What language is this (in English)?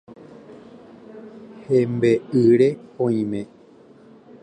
Guarani